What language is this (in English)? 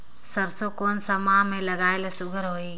Chhattisgarhi